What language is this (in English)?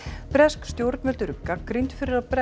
Icelandic